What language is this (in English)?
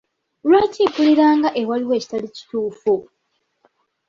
Ganda